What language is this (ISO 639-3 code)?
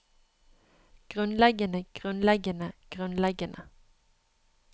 nor